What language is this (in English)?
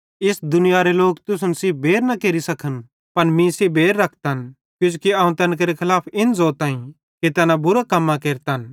Bhadrawahi